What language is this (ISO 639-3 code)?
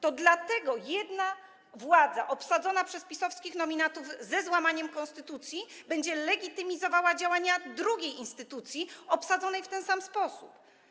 pol